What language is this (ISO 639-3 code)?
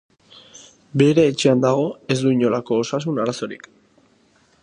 eus